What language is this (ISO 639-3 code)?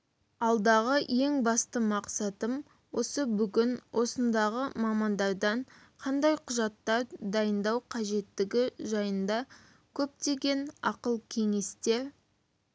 kaz